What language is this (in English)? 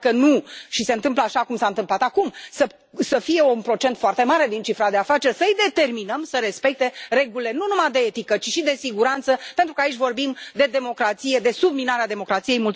Romanian